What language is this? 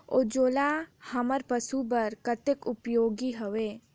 Chhattisgarhi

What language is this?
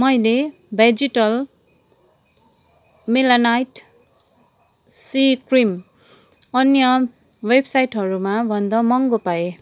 Nepali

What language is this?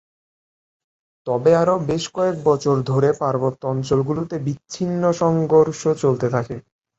Bangla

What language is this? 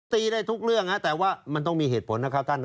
Thai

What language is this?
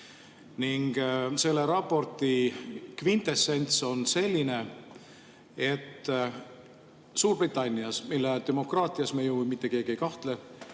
Estonian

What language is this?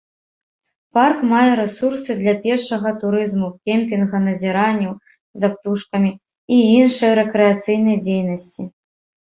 Belarusian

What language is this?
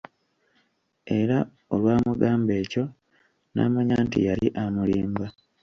Ganda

